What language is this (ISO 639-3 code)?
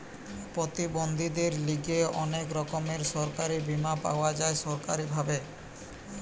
ben